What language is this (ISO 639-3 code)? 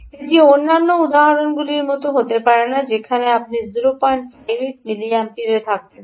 ben